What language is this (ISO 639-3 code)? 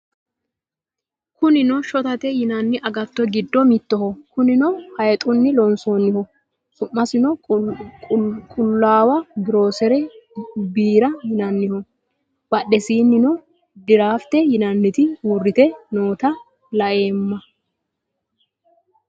sid